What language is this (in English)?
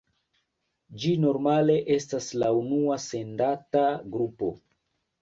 Esperanto